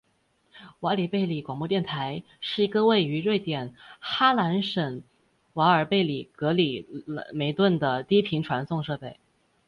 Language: Chinese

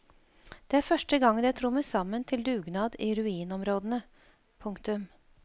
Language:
Norwegian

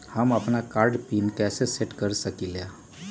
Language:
Magahi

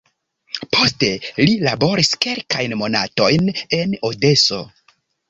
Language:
Esperanto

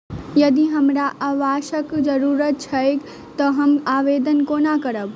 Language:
Maithili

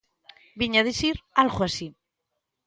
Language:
Galician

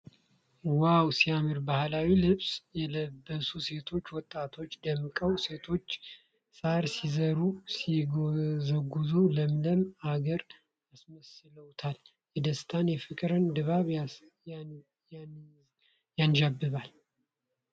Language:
Amharic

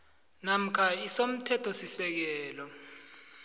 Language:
South Ndebele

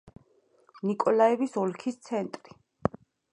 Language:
Georgian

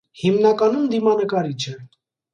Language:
Armenian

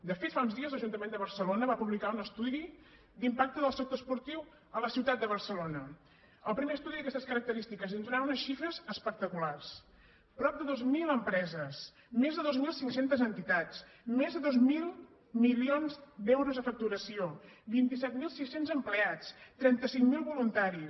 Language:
Catalan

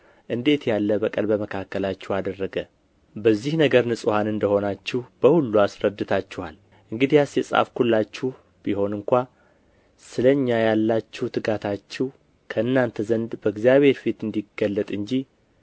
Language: Amharic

